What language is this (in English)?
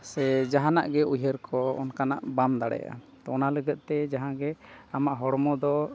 Santali